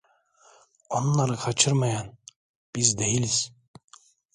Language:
Turkish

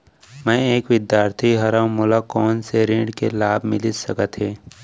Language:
Chhattisgarhi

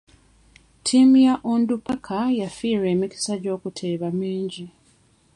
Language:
Ganda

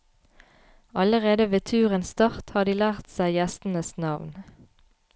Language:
Norwegian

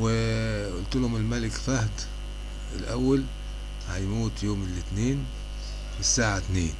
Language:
Arabic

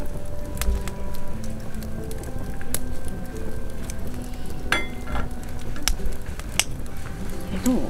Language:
Japanese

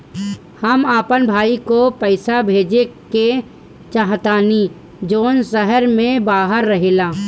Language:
Bhojpuri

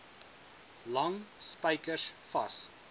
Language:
Afrikaans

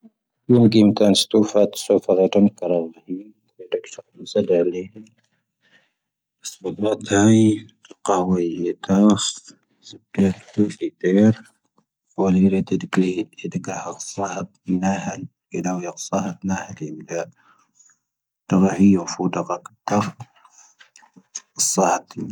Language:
Tahaggart Tamahaq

